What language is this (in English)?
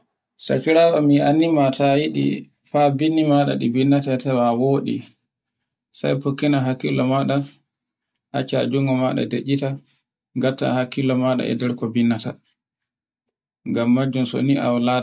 Borgu Fulfulde